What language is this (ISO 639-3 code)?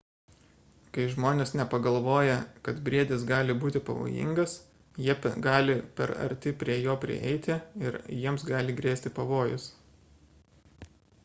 lit